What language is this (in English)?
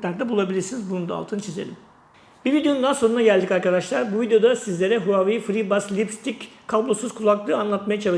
Turkish